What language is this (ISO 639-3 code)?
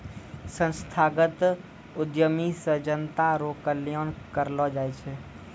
mai